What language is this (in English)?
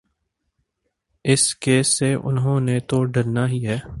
Urdu